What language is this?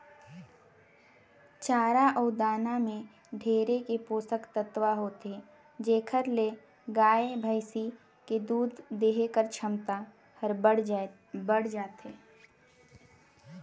Chhattisgarhi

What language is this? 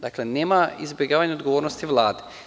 Serbian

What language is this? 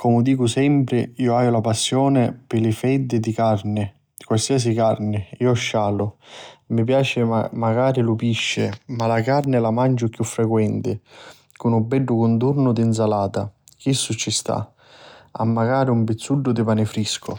Sicilian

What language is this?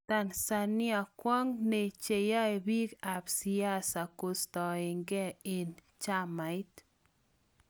Kalenjin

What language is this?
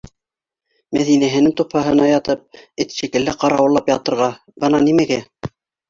Bashkir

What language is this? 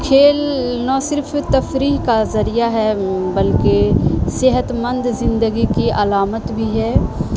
Urdu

